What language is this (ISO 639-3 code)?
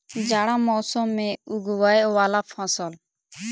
mai